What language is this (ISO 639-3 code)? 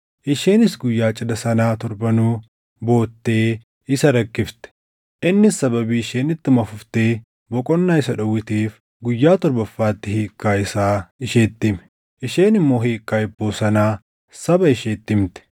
orm